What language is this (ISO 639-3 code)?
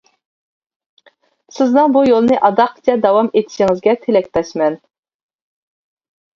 uig